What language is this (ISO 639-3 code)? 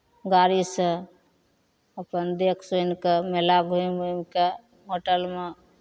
mai